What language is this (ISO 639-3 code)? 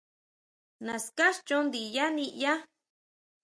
mau